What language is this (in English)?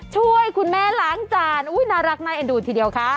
Thai